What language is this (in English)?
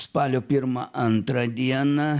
Lithuanian